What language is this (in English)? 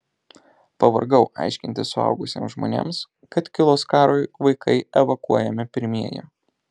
Lithuanian